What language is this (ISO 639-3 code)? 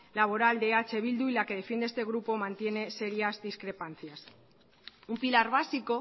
spa